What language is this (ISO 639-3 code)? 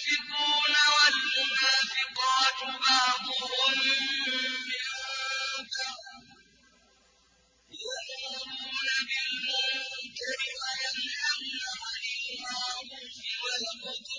ara